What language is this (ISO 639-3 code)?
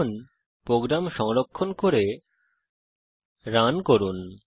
ben